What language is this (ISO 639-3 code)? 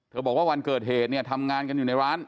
tha